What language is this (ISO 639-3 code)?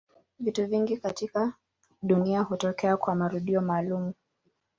swa